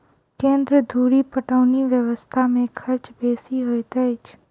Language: Maithili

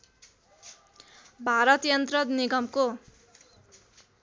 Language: Nepali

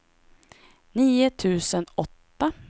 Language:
Swedish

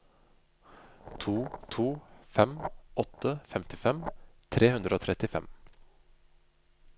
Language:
Norwegian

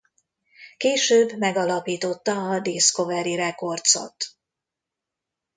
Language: Hungarian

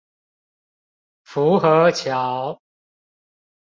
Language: Chinese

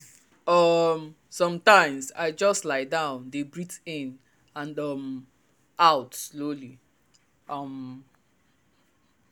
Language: Nigerian Pidgin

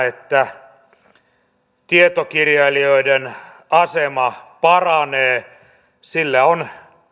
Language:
Finnish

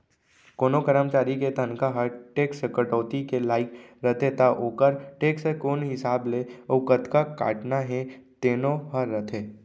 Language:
Chhattisgarhi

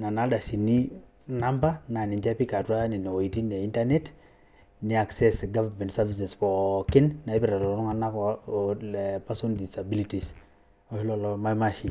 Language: Masai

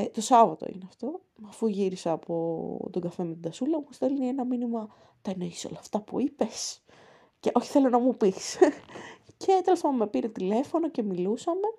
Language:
Greek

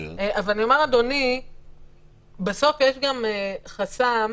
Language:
Hebrew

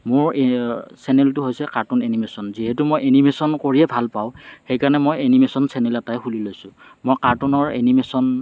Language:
Assamese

